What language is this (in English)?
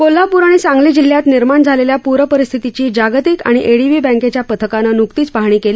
Marathi